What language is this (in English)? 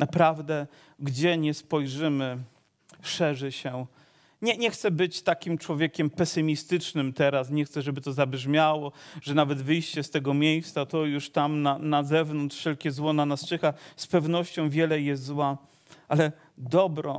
Polish